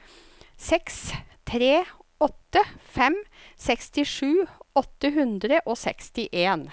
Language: Norwegian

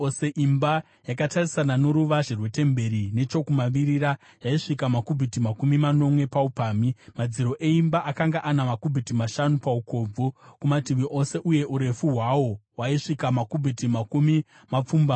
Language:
Shona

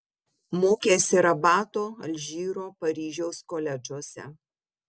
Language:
Lithuanian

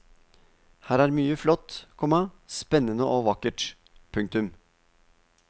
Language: Norwegian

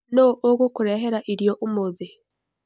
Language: Kikuyu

